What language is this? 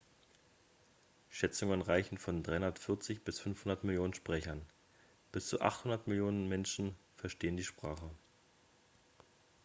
German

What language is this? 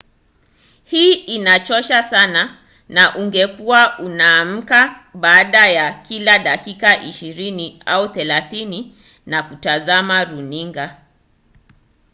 Swahili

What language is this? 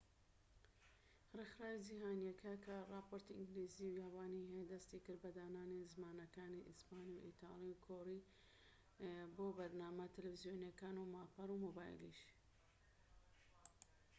Central Kurdish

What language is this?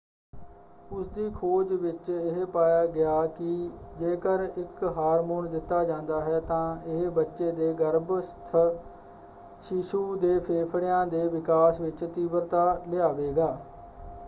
Punjabi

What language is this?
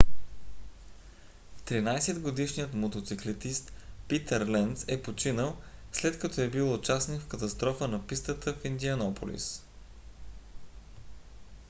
Bulgarian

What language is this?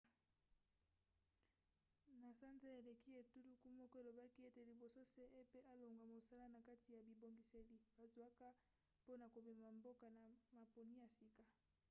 Lingala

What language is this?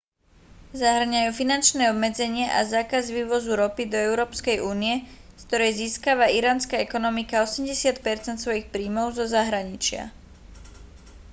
Slovak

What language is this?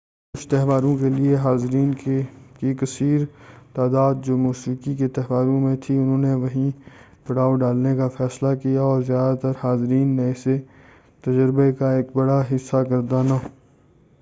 Urdu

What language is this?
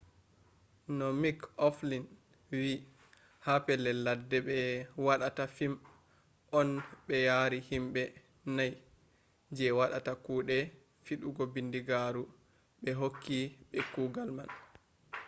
Fula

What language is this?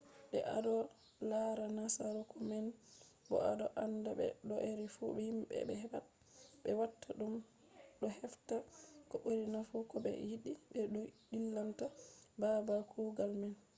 Fula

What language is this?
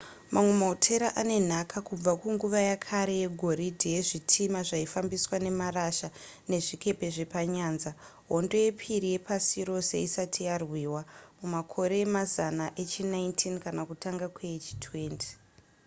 Shona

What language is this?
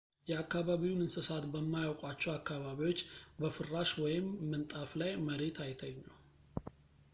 Amharic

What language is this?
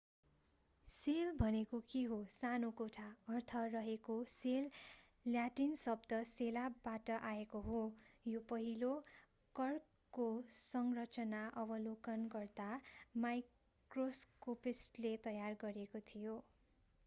Nepali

